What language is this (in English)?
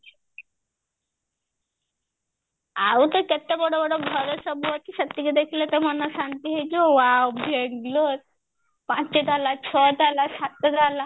Odia